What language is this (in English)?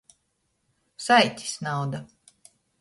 Latgalian